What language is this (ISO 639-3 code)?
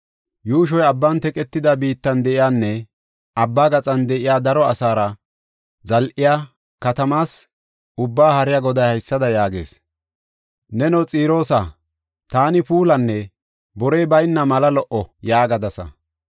gof